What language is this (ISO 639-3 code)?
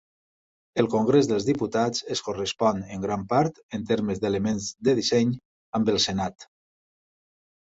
cat